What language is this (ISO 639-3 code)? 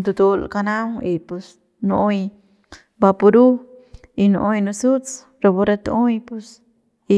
pbs